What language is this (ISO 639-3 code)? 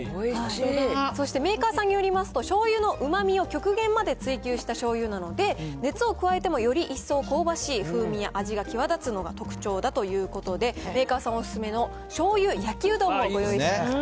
jpn